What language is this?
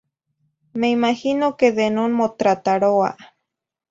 Zacatlán-Ahuacatlán-Tepetzintla Nahuatl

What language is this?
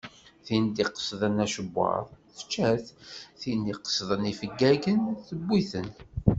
Kabyle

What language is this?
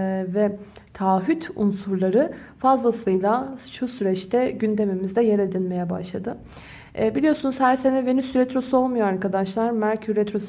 Turkish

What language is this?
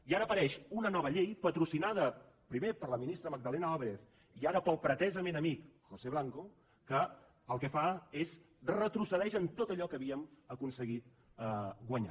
Catalan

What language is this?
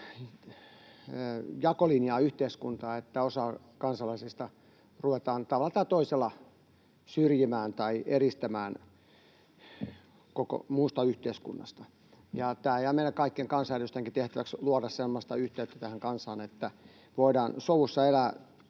Finnish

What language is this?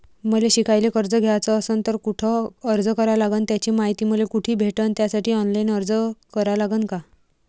Marathi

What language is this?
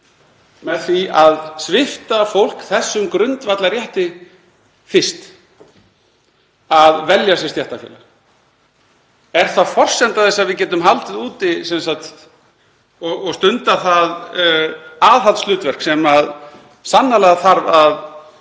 Icelandic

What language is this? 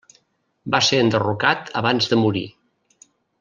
Catalan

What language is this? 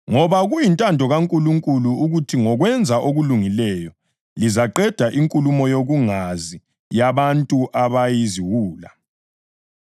North Ndebele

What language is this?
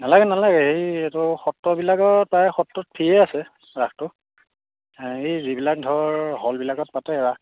Assamese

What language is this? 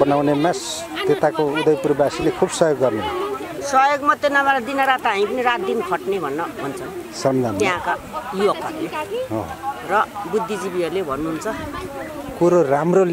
Thai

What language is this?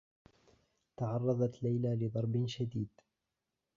Arabic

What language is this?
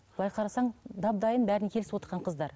Kazakh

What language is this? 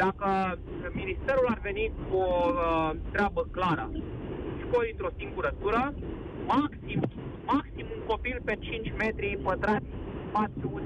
Romanian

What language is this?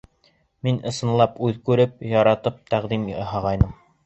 Bashkir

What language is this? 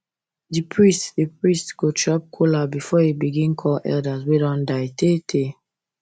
Nigerian Pidgin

